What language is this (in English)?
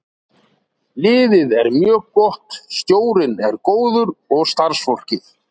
Icelandic